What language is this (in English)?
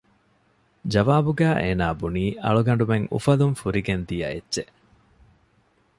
Divehi